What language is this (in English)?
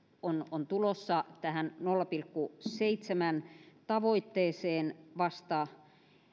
Finnish